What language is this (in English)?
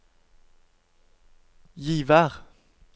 Norwegian